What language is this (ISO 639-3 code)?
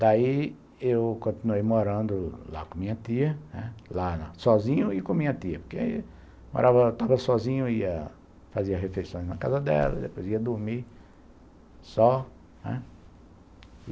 por